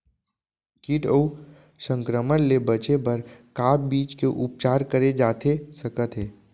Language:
Chhattisgarhi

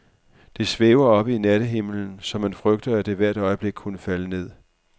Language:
Danish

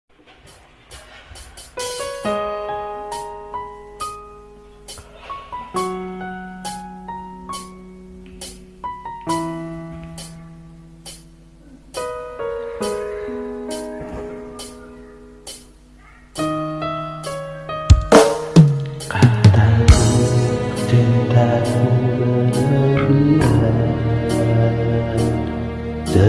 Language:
Indonesian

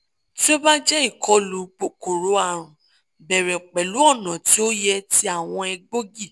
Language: Yoruba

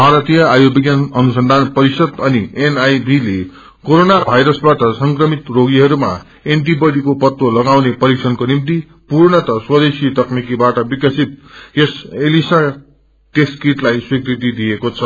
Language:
Nepali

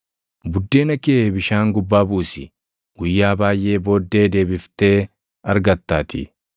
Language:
Oromo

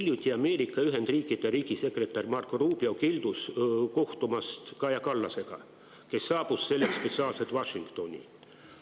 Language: Estonian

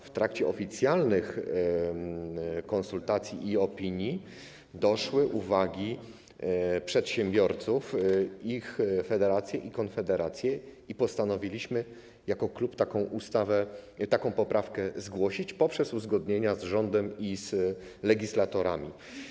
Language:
Polish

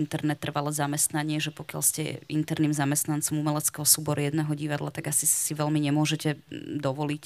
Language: Slovak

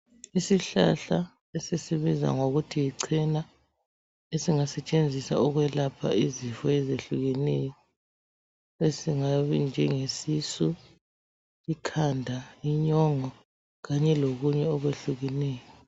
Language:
North Ndebele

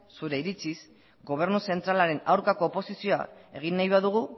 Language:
Basque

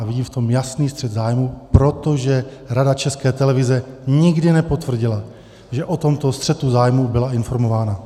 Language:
Czech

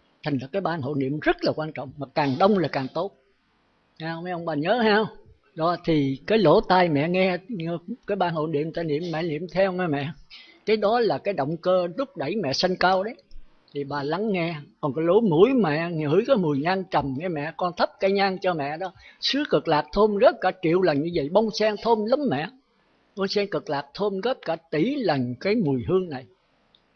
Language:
Vietnamese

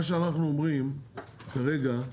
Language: Hebrew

